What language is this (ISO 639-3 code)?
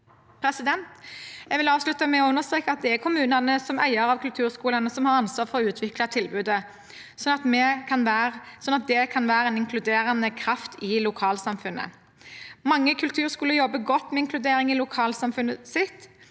nor